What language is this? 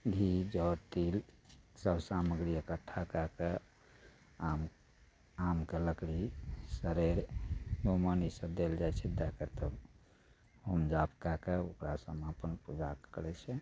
Maithili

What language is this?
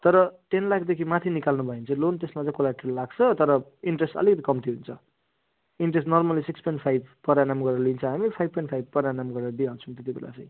Nepali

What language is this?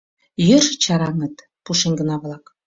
Mari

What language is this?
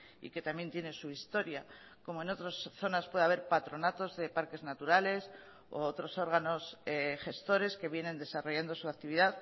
Spanish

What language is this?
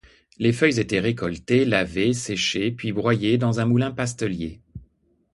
French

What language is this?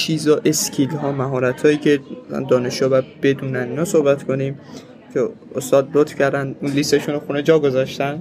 Persian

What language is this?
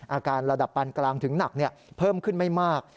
Thai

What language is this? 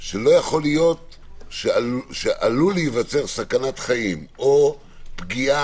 Hebrew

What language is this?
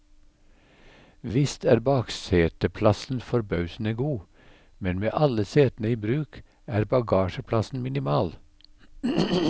Norwegian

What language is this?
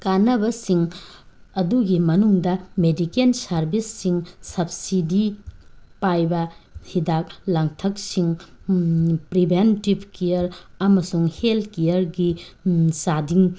Manipuri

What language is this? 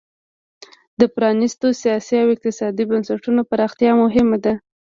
Pashto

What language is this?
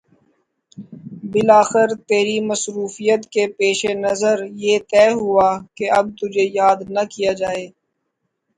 Urdu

